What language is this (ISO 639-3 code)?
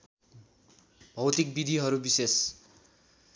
nep